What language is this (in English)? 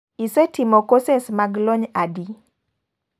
Luo (Kenya and Tanzania)